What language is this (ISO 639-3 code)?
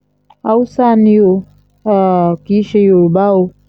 yor